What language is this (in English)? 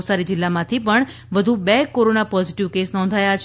Gujarati